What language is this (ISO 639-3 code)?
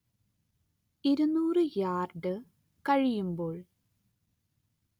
mal